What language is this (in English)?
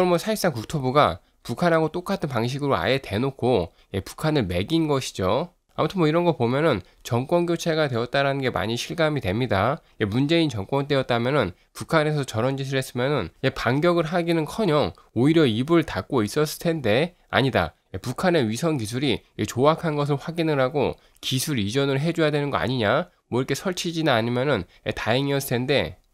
Korean